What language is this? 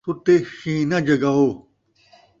Saraiki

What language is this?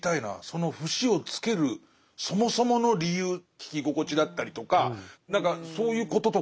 Japanese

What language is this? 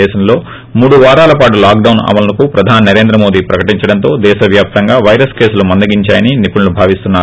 Telugu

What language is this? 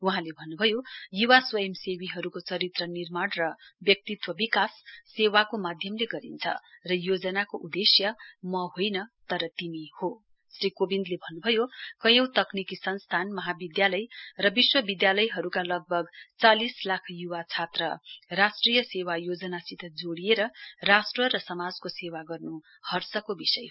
Nepali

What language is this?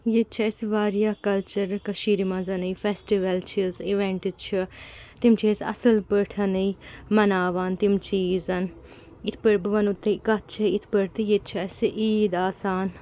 Kashmiri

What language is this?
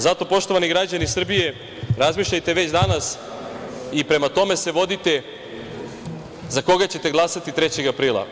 Serbian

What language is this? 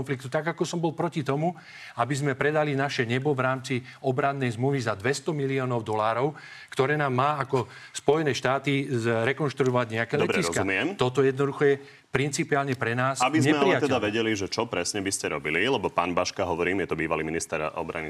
Slovak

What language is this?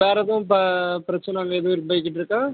Tamil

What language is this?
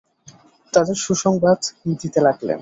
Bangla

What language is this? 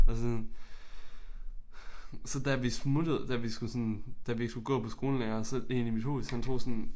Danish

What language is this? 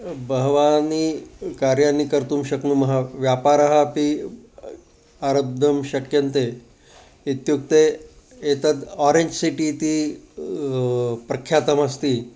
Sanskrit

